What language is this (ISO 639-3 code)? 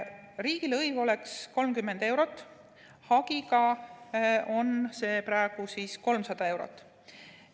est